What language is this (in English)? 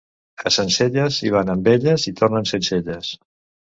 Catalan